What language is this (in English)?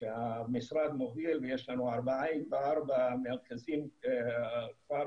Hebrew